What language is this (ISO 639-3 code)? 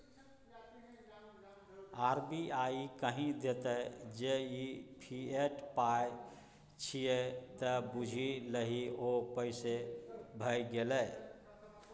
mai